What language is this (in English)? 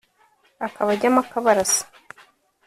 Kinyarwanda